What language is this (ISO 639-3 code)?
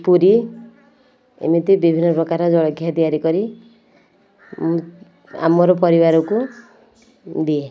ori